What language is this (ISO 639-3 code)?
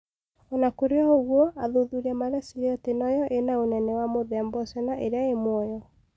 kik